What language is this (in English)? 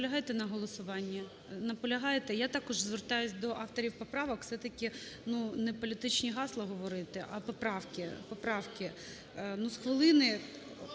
Ukrainian